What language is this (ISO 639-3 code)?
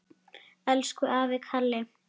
isl